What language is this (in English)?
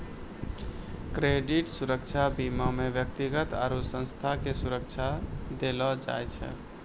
Maithili